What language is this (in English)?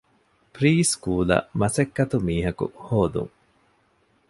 Divehi